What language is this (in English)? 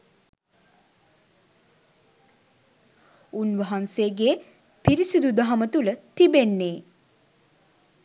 Sinhala